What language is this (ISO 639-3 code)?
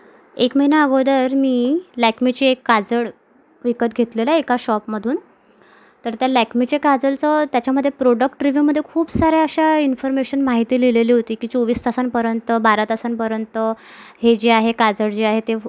mar